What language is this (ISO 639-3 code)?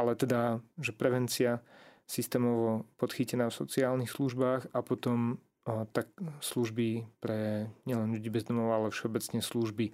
slk